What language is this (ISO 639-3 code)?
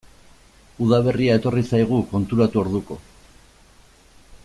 eus